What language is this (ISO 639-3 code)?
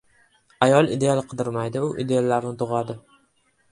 uzb